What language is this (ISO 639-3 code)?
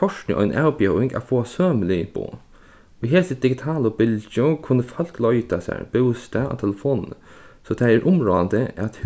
fao